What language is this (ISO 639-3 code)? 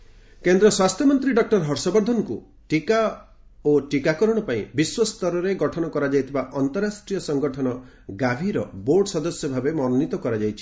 ori